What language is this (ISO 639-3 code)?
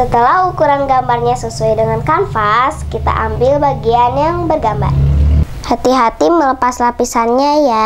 ind